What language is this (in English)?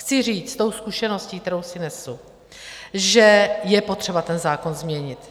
Czech